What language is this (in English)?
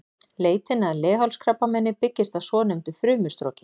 Icelandic